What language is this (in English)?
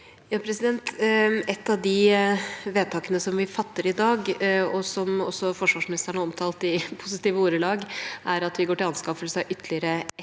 Norwegian